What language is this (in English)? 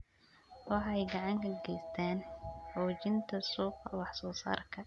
Somali